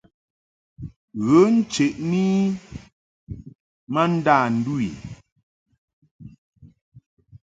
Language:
Mungaka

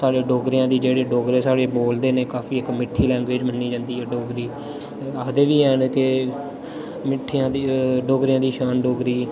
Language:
Dogri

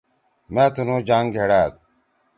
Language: Torwali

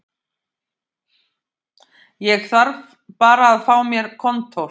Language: Icelandic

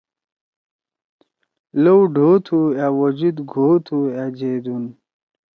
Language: Torwali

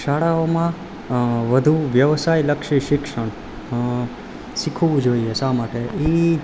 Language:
Gujarati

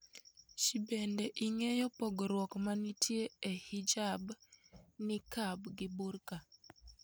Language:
Luo (Kenya and Tanzania)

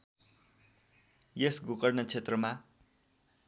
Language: Nepali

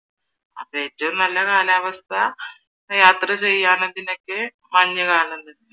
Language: Malayalam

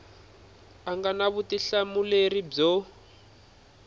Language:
Tsonga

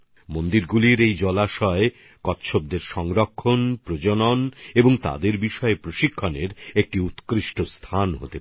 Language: Bangla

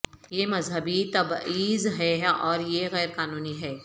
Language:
Urdu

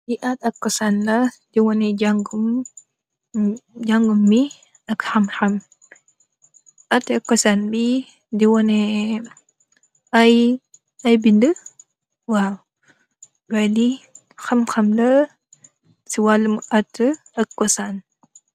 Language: Wolof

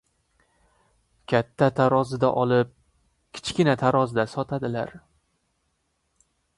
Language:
Uzbek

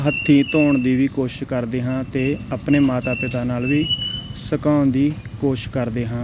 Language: Punjabi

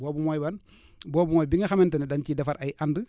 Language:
Wolof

